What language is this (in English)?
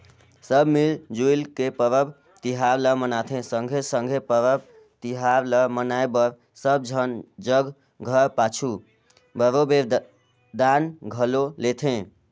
Chhattisgarhi